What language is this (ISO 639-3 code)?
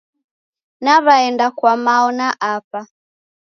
dav